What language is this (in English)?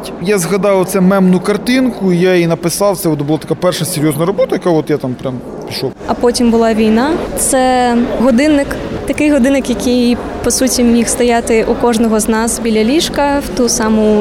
Ukrainian